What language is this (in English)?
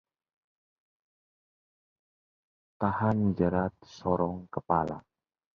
Indonesian